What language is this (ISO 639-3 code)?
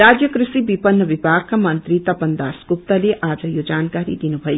nep